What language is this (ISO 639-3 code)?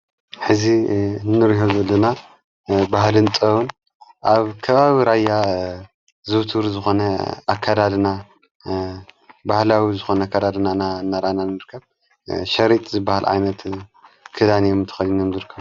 tir